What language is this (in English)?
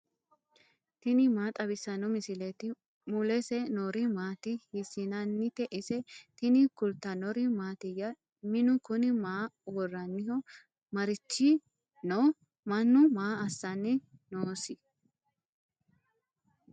Sidamo